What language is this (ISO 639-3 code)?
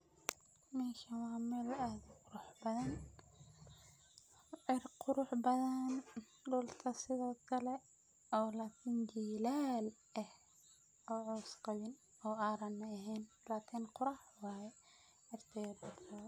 som